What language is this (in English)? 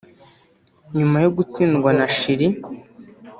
Kinyarwanda